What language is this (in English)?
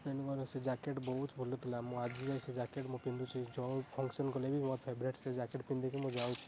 Odia